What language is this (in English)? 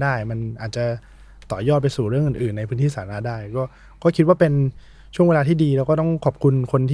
Thai